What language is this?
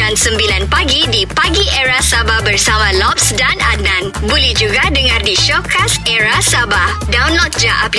Malay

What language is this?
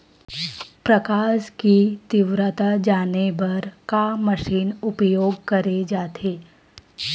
Chhattisgarhi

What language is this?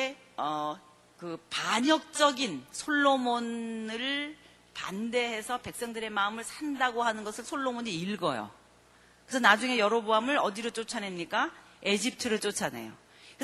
Korean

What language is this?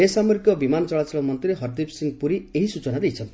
Odia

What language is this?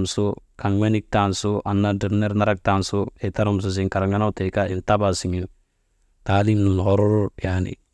Maba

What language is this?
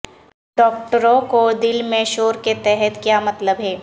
Urdu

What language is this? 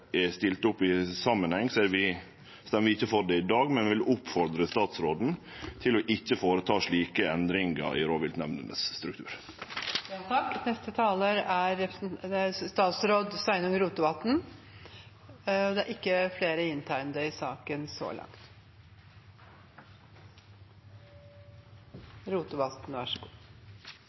Norwegian Nynorsk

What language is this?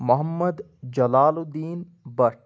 Kashmiri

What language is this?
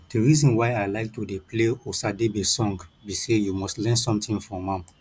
Nigerian Pidgin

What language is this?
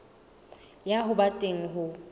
Southern Sotho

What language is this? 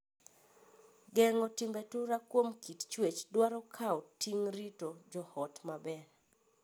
Luo (Kenya and Tanzania)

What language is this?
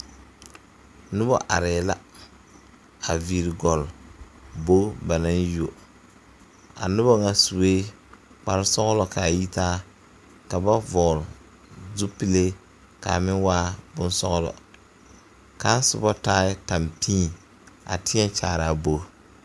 Southern Dagaare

